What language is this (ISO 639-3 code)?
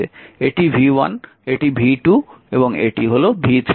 ben